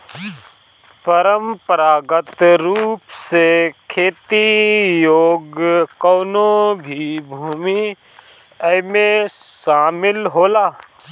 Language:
Bhojpuri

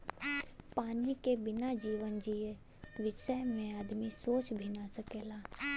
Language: Bhojpuri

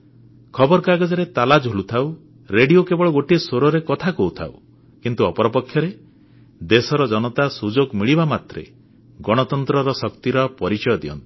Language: Odia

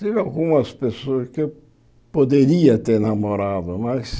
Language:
Portuguese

